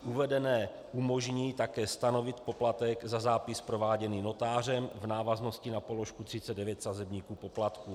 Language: Czech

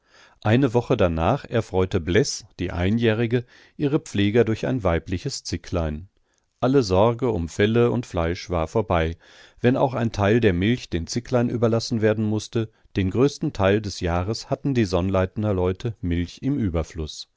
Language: German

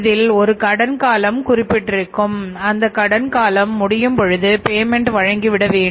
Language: Tamil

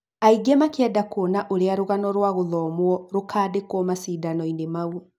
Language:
Kikuyu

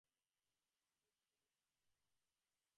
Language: Bangla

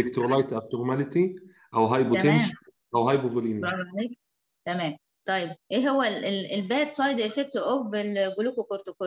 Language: Arabic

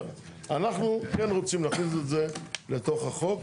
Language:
Hebrew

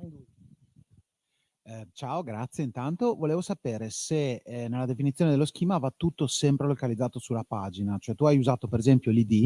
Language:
Italian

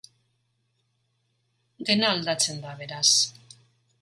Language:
Basque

